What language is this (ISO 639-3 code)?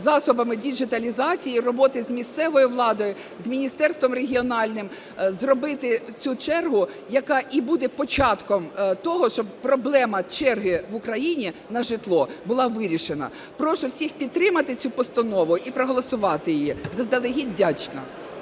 ukr